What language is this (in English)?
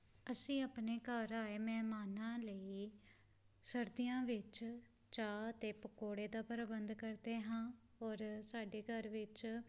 Punjabi